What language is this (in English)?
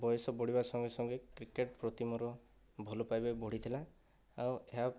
Odia